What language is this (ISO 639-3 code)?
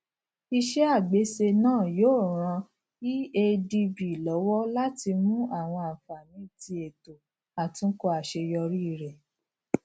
yor